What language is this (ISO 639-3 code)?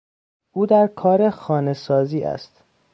fas